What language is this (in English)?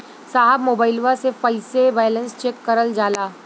Bhojpuri